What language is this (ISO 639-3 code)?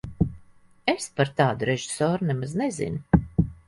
lav